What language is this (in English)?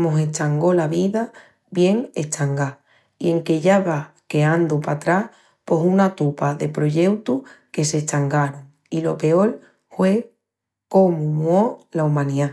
Extremaduran